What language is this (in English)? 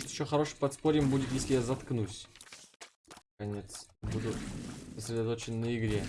Russian